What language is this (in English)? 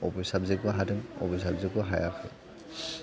Bodo